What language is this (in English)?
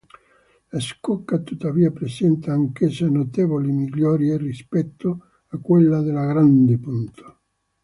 Italian